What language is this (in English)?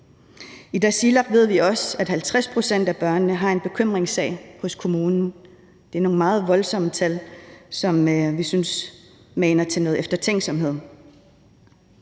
Danish